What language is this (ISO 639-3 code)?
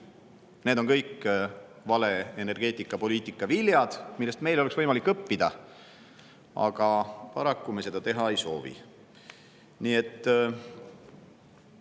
est